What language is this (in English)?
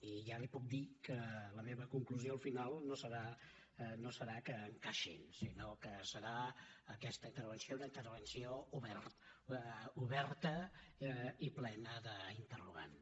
Catalan